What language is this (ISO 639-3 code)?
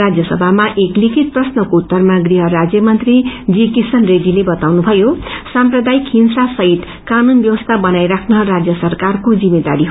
nep